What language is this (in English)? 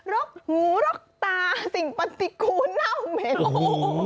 Thai